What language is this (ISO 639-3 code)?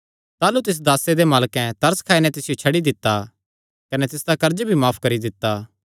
xnr